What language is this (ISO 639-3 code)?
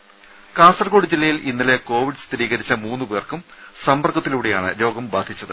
mal